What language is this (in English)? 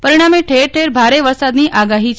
Gujarati